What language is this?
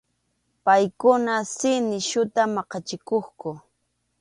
Arequipa-La Unión Quechua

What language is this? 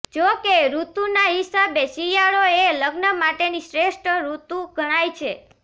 Gujarati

